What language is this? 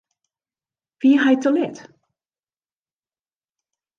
Western Frisian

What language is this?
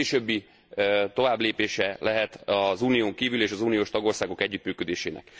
Hungarian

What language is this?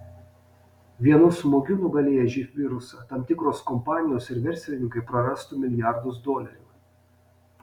Lithuanian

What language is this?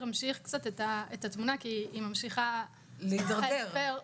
Hebrew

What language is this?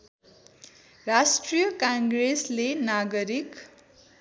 Nepali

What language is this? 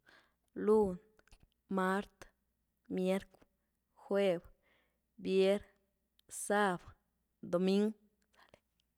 Güilá Zapotec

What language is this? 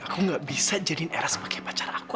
Indonesian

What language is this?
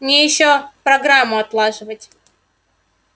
Russian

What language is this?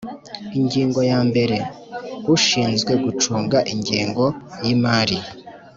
Kinyarwanda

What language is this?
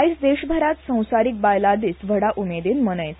Konkani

